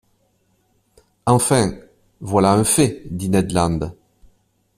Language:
French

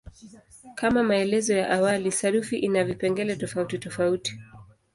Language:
Swahili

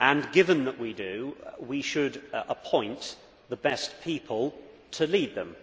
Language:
English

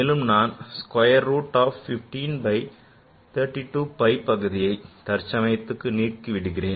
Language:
Tamil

